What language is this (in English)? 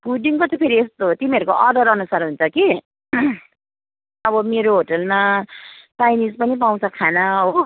Nepali